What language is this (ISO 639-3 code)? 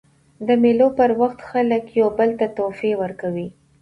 pus